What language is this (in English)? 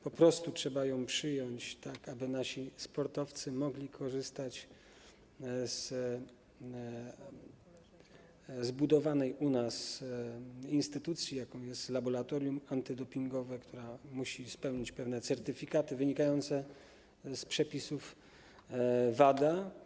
Polish